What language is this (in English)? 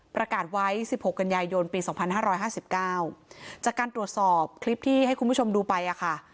Thai